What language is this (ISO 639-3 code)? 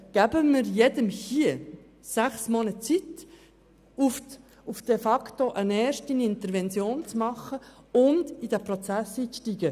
gsw